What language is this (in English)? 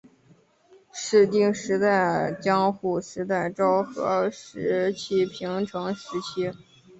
Chinese